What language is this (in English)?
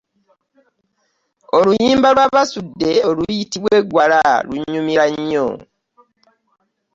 Ganda